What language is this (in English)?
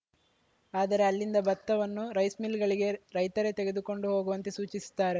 Kannada